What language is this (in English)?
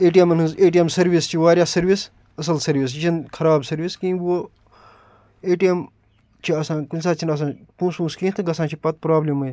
Kashmiri